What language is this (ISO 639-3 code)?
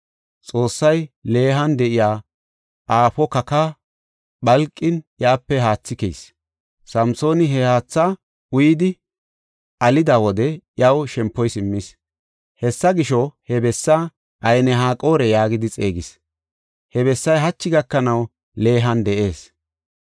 gof